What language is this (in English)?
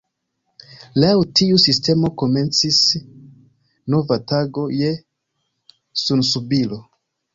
Esperanto